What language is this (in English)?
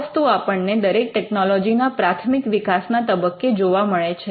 Gujarati